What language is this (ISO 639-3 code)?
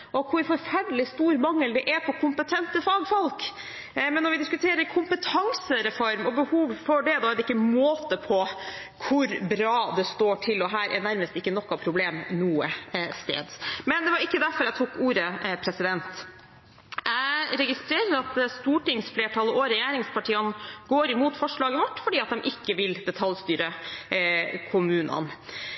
nob